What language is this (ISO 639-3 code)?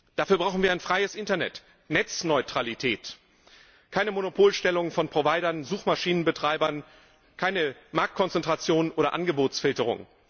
deu